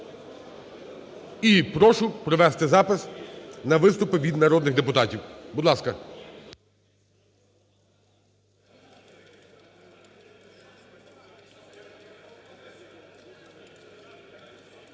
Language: Ukrainian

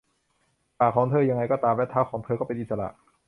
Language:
Thai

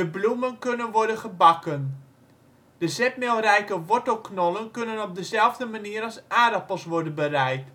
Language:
Dutch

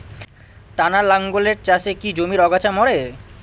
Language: Bangla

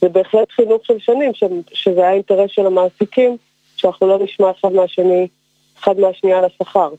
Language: Hebrew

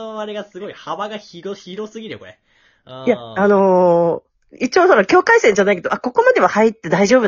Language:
Japanese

